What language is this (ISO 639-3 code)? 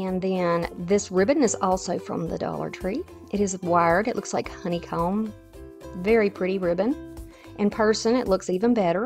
eng